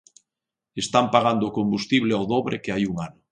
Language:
Galician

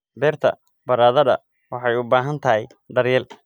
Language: Somali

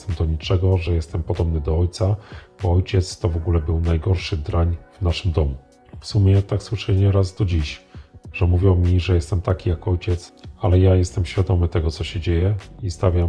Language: Polish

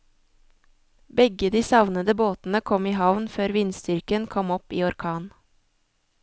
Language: Norwegian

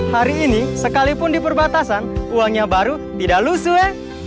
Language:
Indonesian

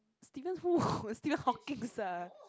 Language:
English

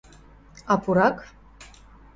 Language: Mari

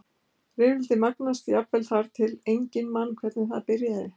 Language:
Icelandic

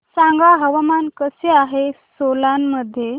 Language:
Marathi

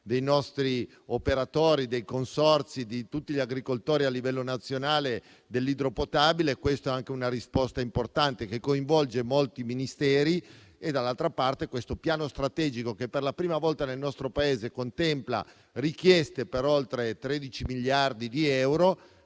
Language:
Italian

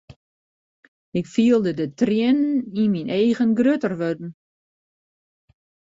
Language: Western Frisian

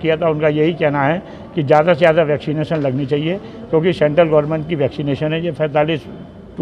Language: Hindi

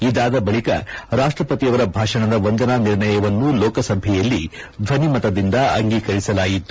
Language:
Kannada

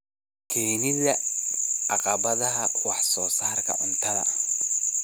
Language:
Somali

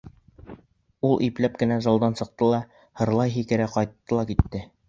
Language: Bashkir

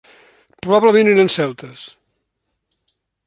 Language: Catalan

